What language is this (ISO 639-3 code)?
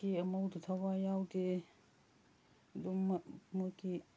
mni